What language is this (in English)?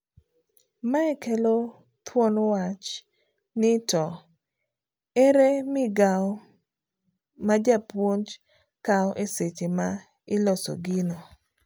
Luo (Kenya and Tanzania)